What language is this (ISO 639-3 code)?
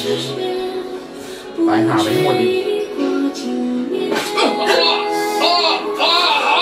tha